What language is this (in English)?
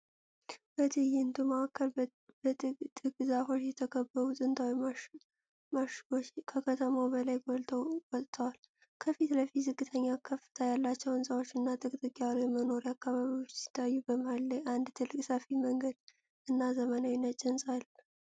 Amharic